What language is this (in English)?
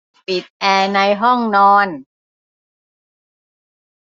Thai